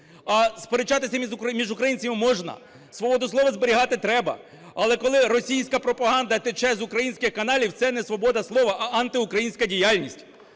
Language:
Ukrainian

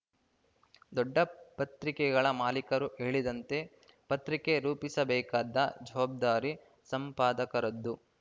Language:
Kannada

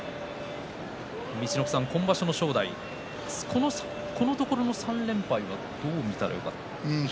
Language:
Japanese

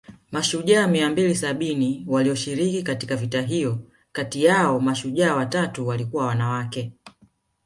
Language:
Swahili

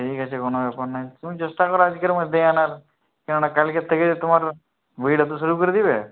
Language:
Bangla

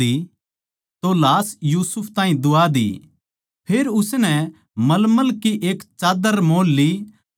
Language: Haryanvi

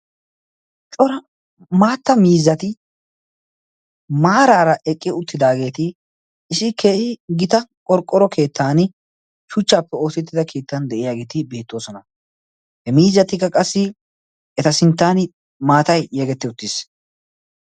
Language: Wolaytta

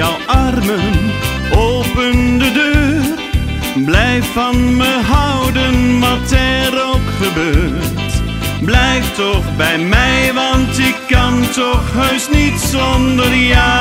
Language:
Dutch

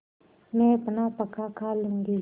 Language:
Hindi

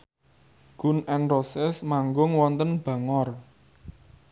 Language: Javanese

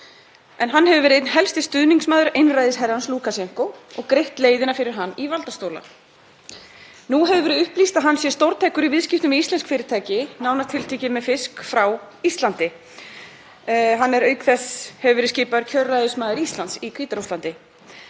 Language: Icelandic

